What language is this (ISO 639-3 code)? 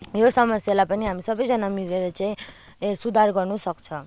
nep